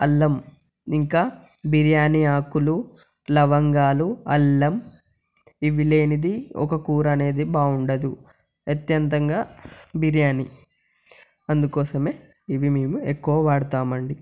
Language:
Telugu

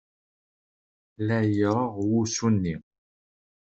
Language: Kabyle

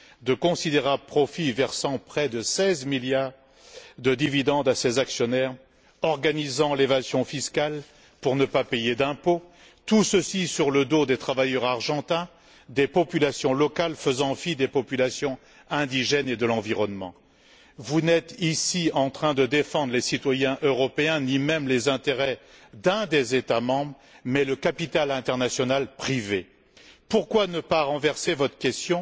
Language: French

